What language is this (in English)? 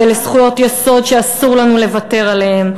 Hebrew